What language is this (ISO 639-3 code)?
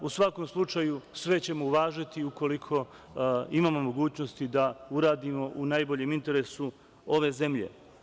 srp